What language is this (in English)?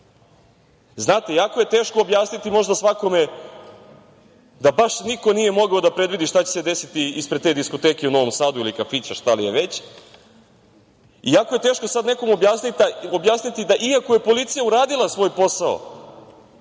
Serbian